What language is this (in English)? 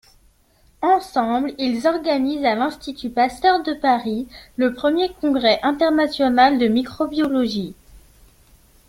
French